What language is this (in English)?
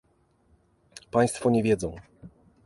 Polish